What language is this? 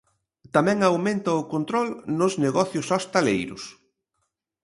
Galician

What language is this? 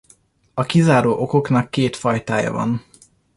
Hungarian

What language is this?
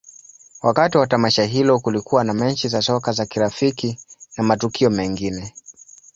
Swahili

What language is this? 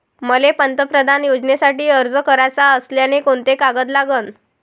Marathi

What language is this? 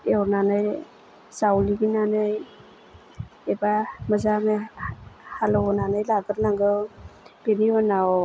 Bodo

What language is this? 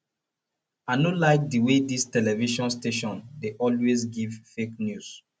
Nigerian Pidgin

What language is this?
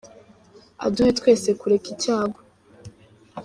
Kinyarwanda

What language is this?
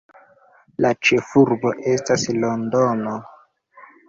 Esperanto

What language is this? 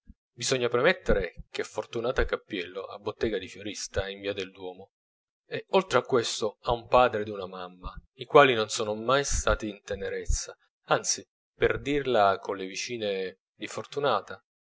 Italian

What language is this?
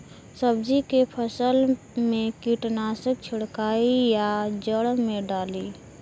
Bhojpuri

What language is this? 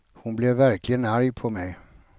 Swedish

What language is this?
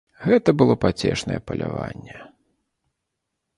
Belarusian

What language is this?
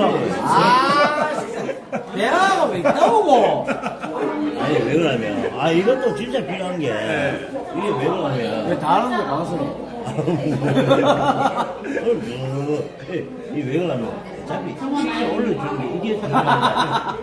Korean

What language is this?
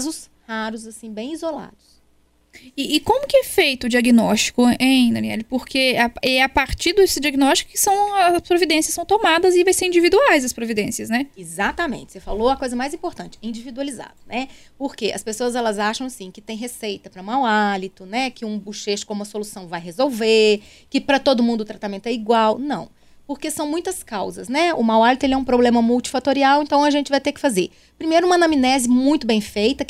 Portuguese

